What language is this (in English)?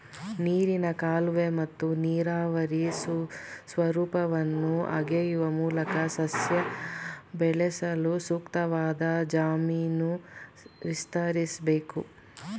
Kannada